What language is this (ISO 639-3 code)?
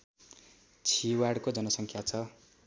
nep